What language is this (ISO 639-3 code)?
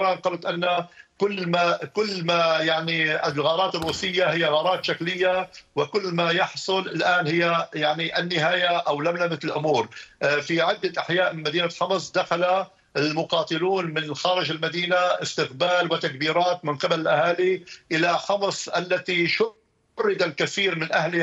ara